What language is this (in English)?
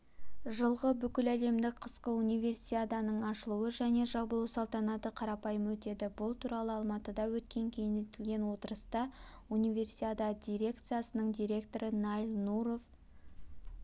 Kazakh